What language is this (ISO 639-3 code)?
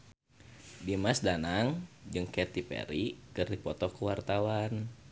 sun